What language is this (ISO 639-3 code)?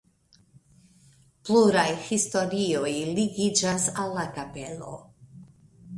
epo